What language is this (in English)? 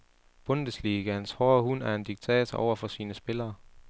Danish